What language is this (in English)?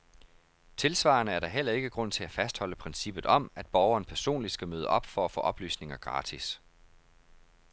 Danish